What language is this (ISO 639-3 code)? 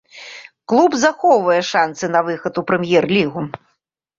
bel